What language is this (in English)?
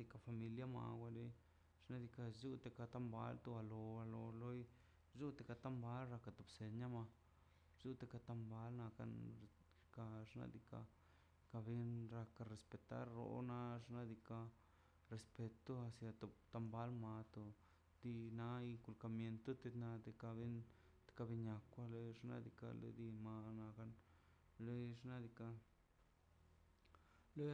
Mazaltepec Zapotec